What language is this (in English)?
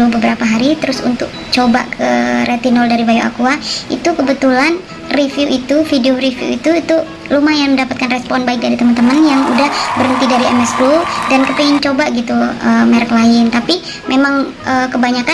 Indonesian